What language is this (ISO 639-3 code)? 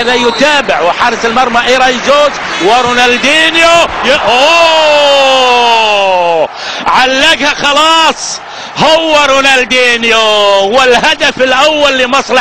ara